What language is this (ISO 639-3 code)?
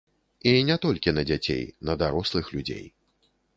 bel